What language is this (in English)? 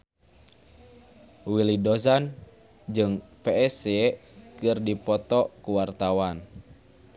Sundanese